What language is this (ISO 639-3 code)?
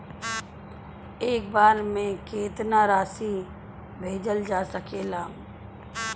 bho